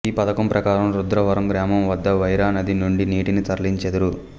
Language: Telugu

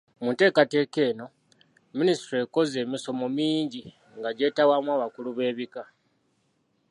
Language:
Ganda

